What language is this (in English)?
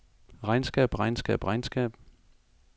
Danish